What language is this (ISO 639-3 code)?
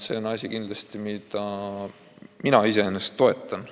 est